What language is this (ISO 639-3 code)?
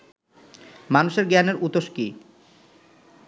ben